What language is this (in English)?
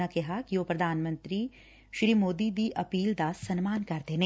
Punjabi